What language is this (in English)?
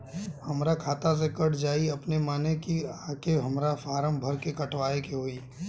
Bhojpuri